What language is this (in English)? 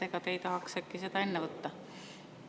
Estonian